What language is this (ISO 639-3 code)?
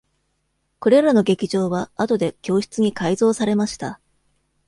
jpn